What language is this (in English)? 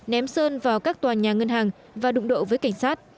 Vietnamese